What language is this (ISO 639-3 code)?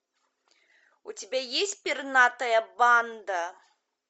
rus